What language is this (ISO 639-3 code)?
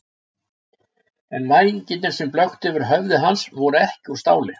isl